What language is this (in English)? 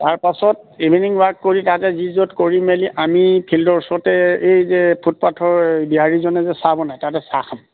Assamese